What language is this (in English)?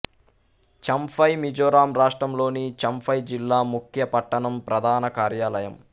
Telugu